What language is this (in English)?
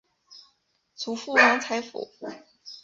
Chinese